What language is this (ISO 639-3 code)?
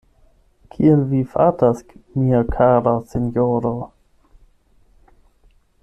epo